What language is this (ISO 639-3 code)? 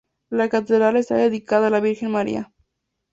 spa